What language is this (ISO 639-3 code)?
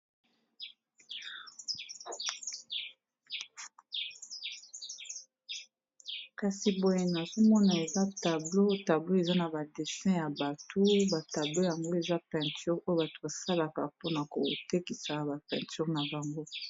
lin